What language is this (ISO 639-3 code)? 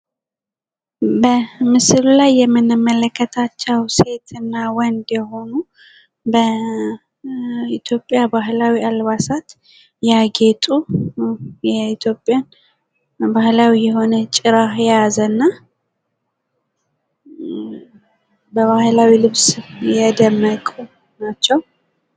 amh